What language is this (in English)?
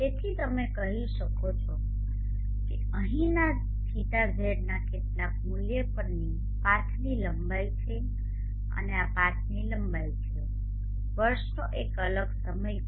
Gujarati